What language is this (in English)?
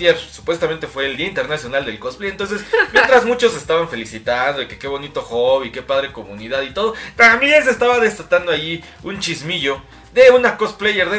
Spanish